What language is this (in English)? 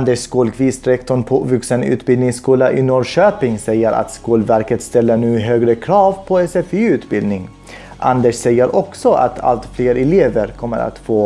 Swedish